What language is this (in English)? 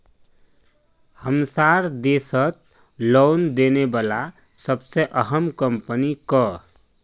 Magahi